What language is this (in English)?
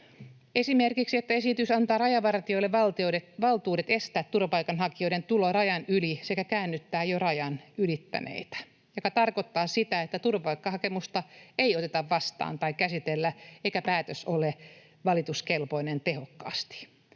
Finnish